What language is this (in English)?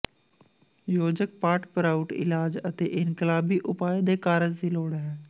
Punjabi